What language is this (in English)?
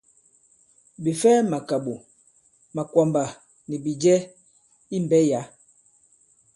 Bankon